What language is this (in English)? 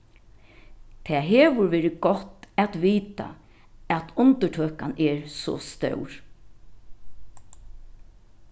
Faroese